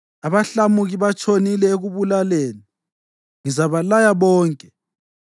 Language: North Ndebele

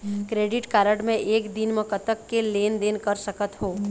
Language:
Chhattisgarhi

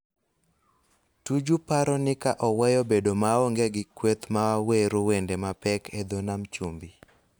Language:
Luo (Kenya and Tanzania)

